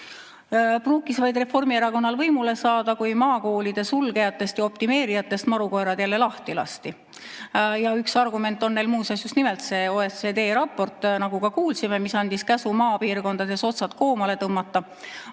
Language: Estonian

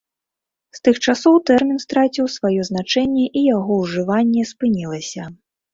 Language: Belarusian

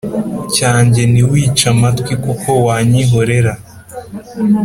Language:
Kinyarwanda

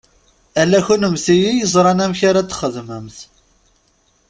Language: Kabyle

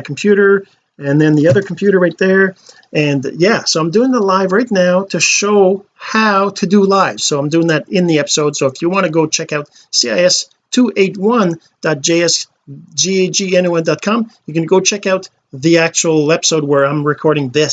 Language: English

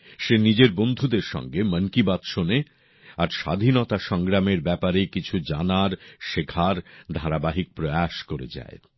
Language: Bangla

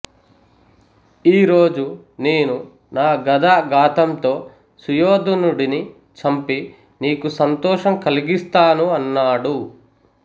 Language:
Telugu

